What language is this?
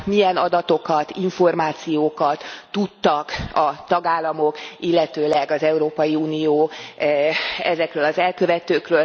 Hungarian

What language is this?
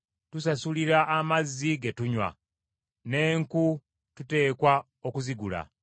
Ganda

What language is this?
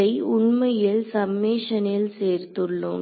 Tamil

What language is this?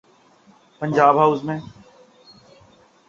Urdu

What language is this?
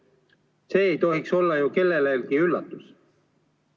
Estonian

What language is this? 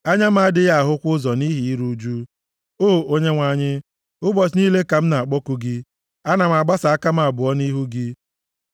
Igbo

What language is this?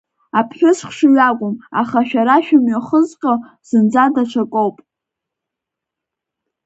Abkhazian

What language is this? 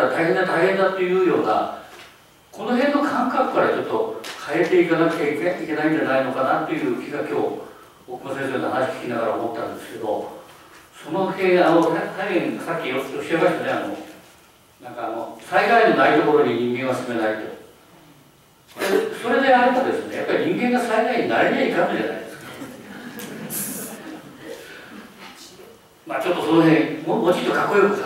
Japanese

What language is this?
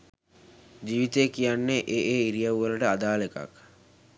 Sinhala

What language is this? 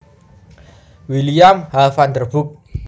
Javanese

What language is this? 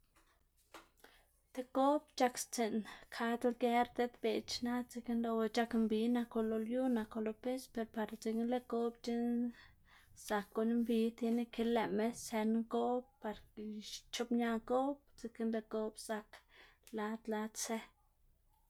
Xanaguía Zapotec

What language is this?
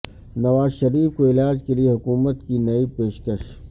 Urdu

